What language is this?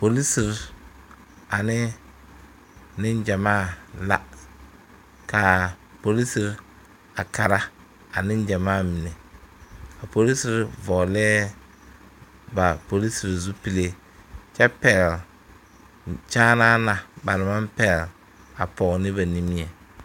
Southern Dagaare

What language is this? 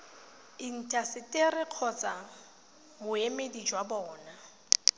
Tswana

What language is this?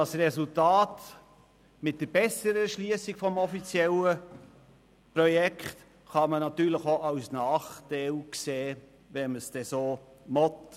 Swiss German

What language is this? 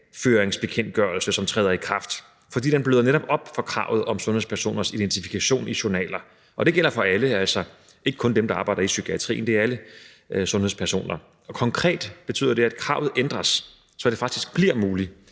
Danish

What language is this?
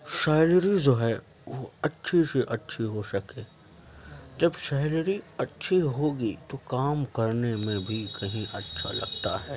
Urdu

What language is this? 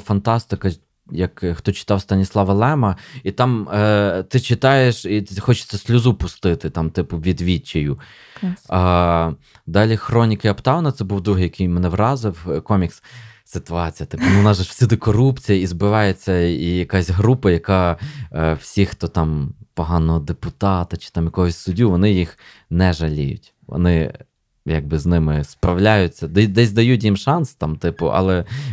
Ukrainian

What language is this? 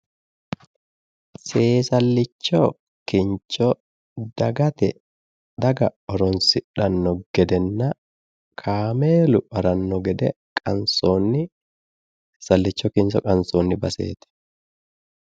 Sidamo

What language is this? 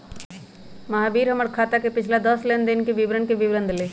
Magahi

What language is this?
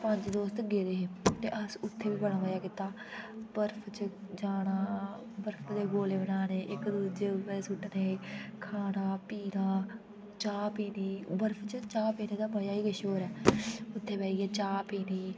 Dogri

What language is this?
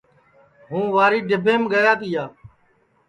Sansi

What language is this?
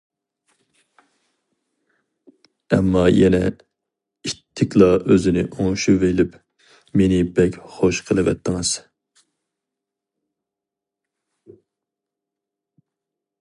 Uyghur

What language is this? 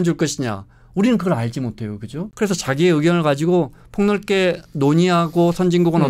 Korean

